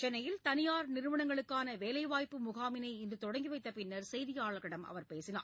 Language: Tamil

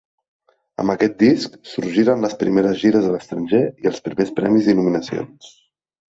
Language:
Catalan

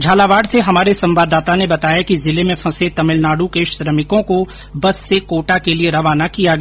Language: Hindi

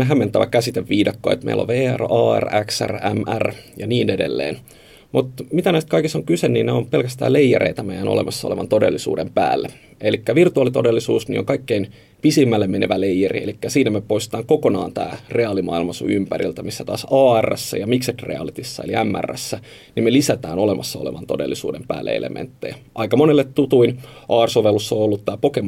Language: Finnish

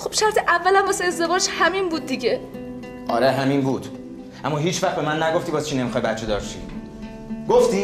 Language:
Persian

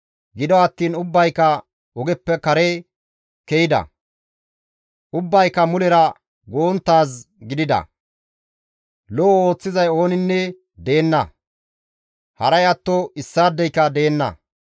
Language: Gamo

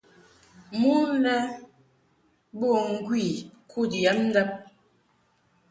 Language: Mungaka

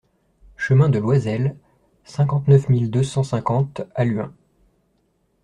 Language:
French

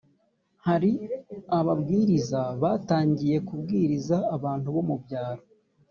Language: Kinyarwanda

